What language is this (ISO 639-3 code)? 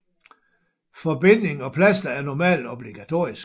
dan